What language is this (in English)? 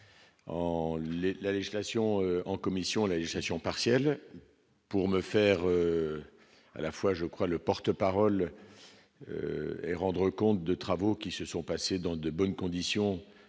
French